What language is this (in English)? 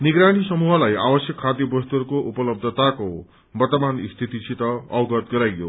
Nepali